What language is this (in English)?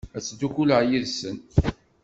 Kabyle